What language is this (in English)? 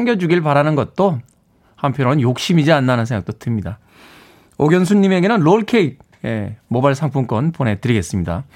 Korean